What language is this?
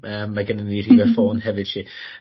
Welsh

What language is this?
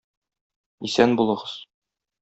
Tatar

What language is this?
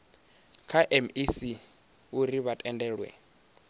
Venda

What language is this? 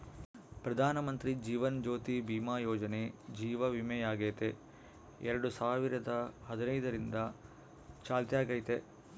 Kannada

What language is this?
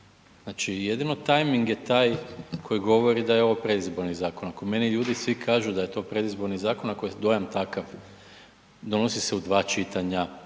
Croatian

